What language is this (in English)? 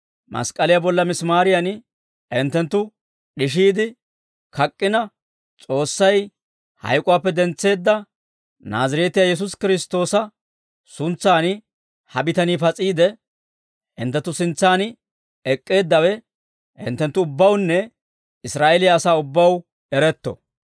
Dawro